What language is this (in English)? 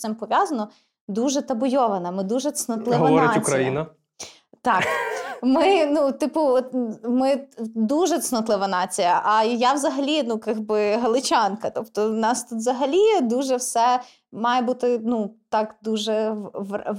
Ukrainian